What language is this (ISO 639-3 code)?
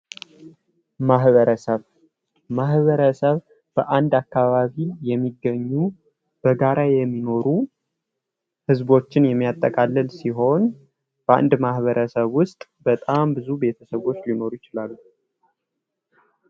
amh